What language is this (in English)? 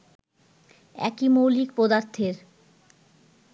Bangla